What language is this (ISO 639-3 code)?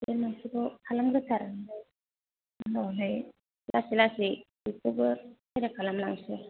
brx